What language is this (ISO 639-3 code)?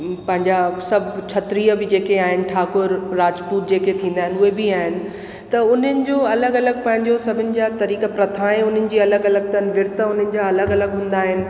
snd